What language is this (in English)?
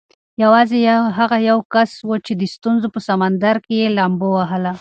Pashto